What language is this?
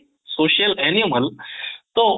Odia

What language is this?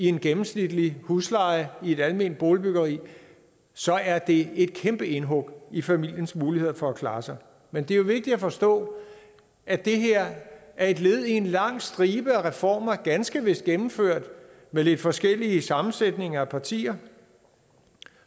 Danish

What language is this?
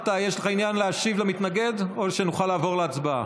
Hebrew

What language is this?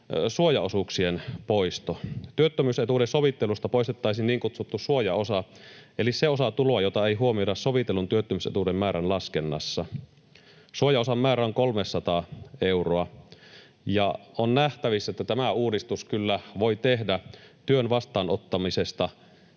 Finnish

